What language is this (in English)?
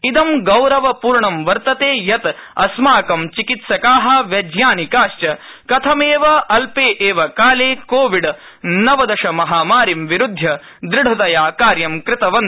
Sanskrit